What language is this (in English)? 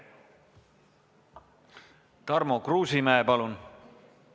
Estonian